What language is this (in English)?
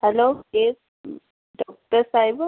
Sindhi